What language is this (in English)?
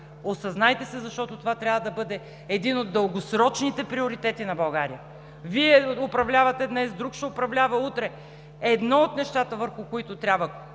Bulgarian